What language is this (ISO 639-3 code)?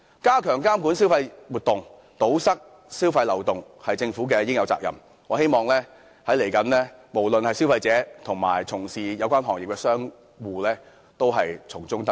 yue